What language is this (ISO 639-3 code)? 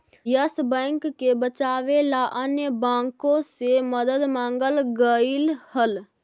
mag